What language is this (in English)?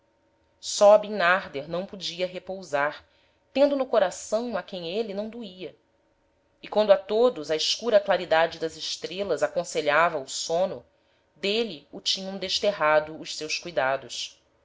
Portuguese